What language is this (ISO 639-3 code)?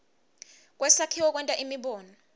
ssw